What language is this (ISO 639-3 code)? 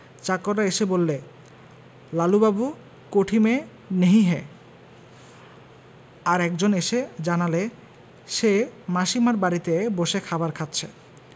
ben